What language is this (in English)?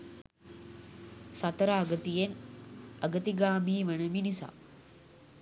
Sinhala